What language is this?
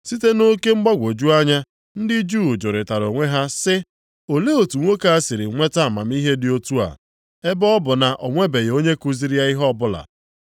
Igbo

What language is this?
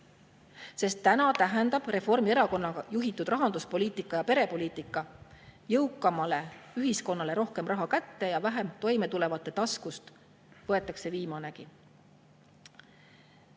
Estonian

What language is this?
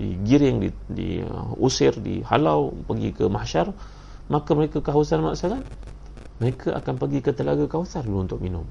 Malay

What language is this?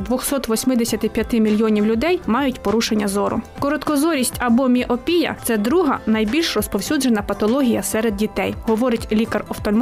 Ukrainian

